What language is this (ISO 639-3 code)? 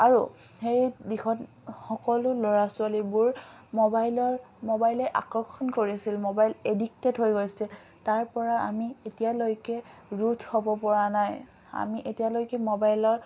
asm